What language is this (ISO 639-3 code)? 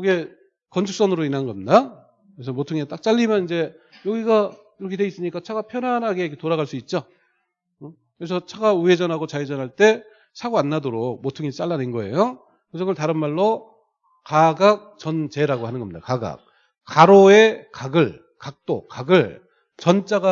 kor